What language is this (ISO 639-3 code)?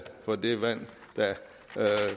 dan